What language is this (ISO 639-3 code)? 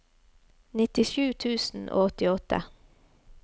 nor